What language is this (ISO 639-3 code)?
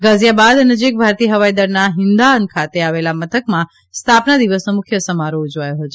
guj